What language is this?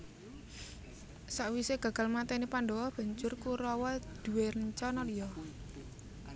Javanese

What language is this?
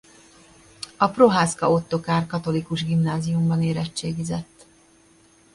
Hungarian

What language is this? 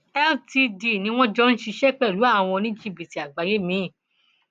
Yoruba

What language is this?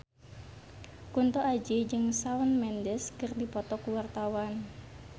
Sundanese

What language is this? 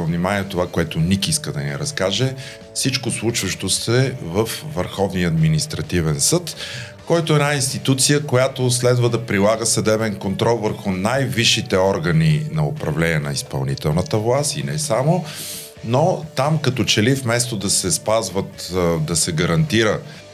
Bulgarian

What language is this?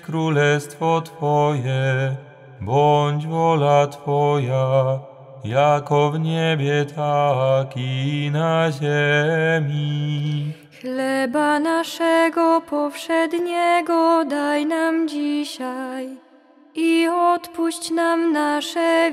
Polish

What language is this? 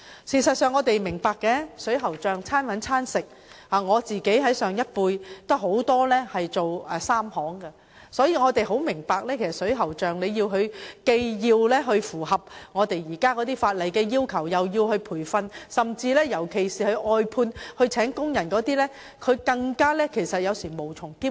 Cantonese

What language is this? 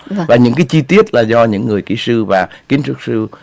Vietnamese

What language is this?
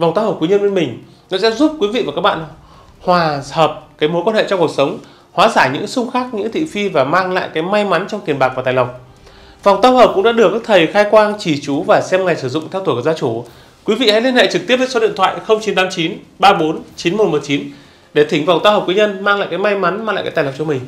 Vietnamese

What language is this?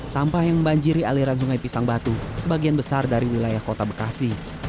Indonesian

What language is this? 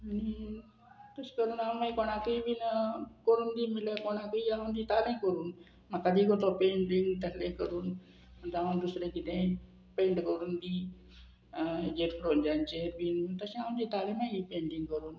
Konkani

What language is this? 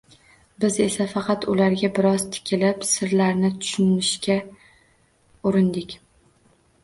Uzbek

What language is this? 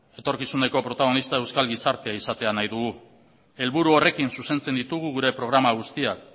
Basque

